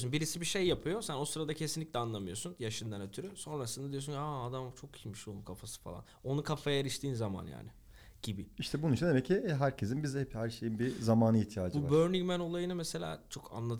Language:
Turkish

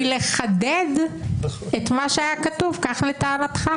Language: Hebrew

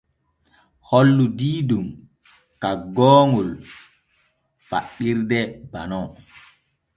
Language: Borgu Fulfulde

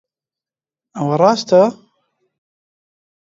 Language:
Central Kurdish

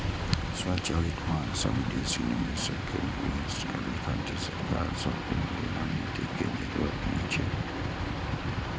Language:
Maithili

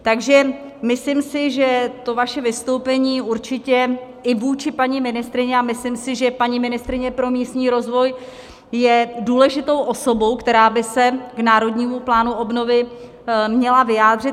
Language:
Czech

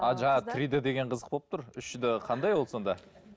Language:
Kazakh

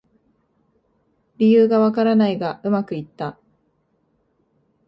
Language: Japanese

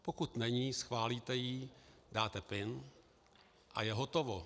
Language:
Czech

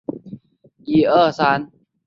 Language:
Chinese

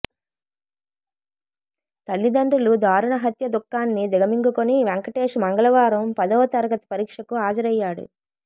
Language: Telugu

